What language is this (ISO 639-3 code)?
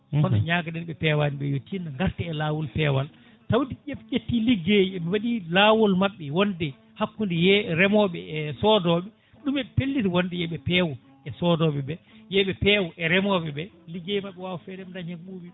ful